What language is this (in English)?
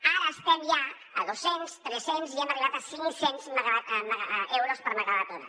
Catalan